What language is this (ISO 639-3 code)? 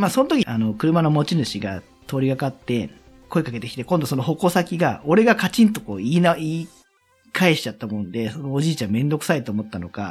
jpn